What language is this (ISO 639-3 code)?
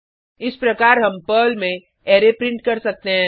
hin